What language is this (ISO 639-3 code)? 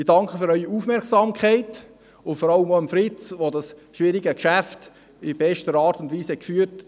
gsw